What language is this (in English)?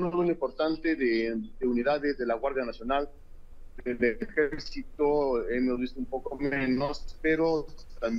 Spanish